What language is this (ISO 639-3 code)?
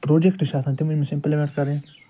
kas